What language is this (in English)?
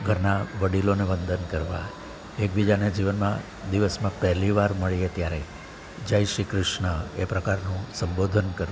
Gujarati